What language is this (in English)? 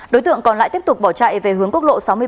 Vietnamese